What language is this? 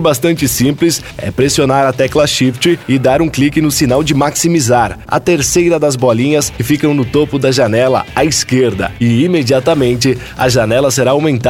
Portuguese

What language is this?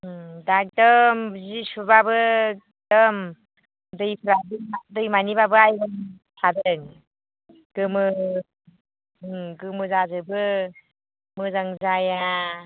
Bodo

